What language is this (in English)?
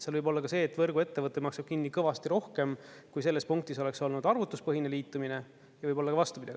Estonian